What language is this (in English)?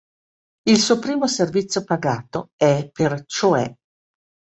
Italian